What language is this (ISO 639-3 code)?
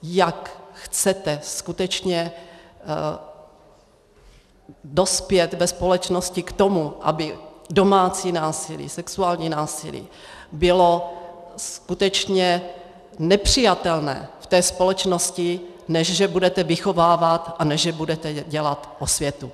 ces